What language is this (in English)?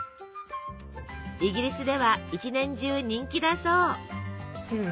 Japanese